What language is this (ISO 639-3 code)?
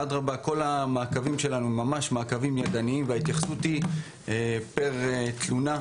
heb